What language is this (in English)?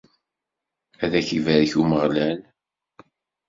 Kabyle